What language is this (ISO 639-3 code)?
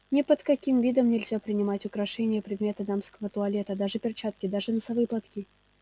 rus